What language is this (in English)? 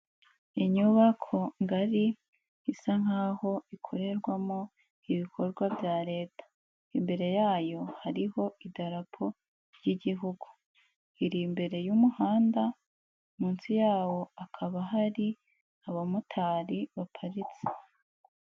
Kinyarwanda